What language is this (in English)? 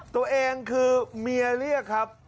Thai